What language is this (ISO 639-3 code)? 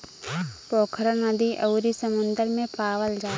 bho